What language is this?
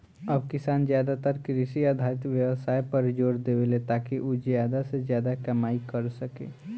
Bhojpuri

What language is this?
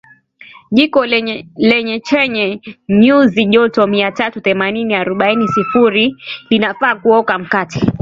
Swahili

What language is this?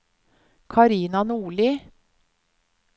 Norwegian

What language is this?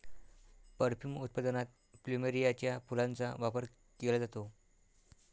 Marathi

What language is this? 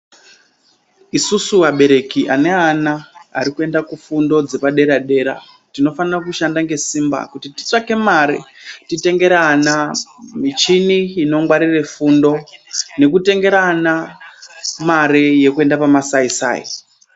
Ndau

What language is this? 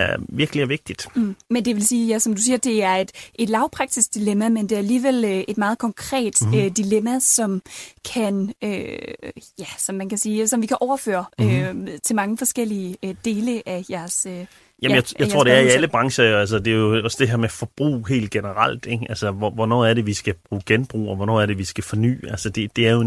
Danish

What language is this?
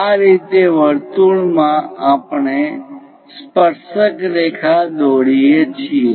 Gujarati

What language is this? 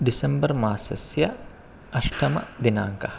Sanskrit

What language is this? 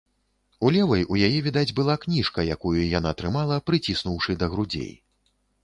Belarusian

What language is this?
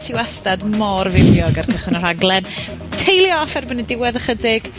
Welsh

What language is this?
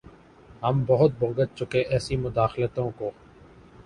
Urdu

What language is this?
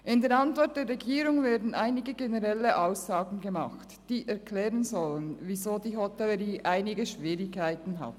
Swiss German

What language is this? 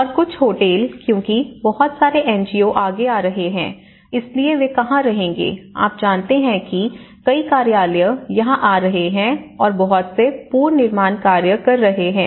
Hindi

